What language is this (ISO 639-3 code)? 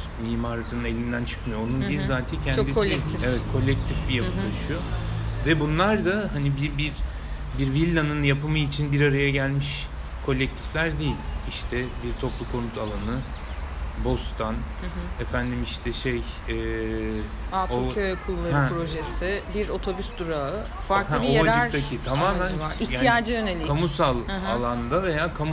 tur